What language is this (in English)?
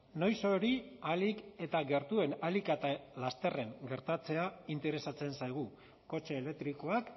Basque